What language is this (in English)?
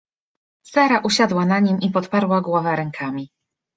Polish